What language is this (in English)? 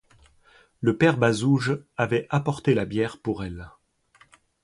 French